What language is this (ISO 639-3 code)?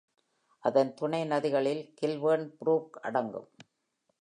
tam